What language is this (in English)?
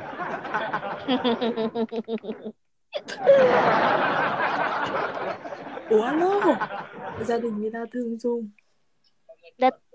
Vietnamese